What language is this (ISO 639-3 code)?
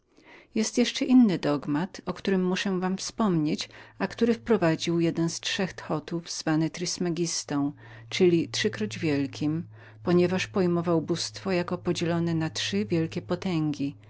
pol